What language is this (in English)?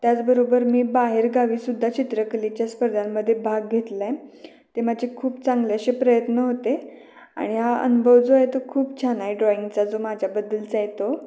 Marathi